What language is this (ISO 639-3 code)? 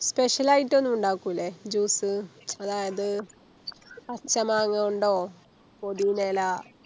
mal